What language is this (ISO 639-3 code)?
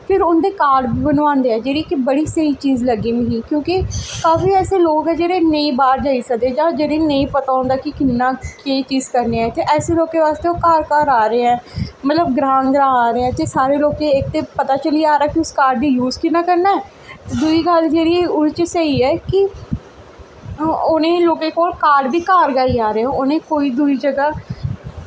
doi